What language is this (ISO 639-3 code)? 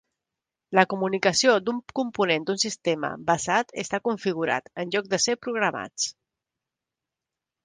cat